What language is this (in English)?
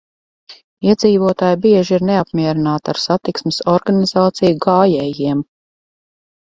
Latvian